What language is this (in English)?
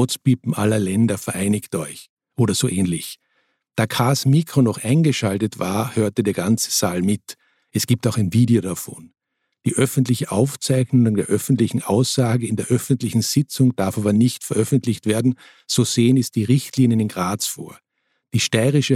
German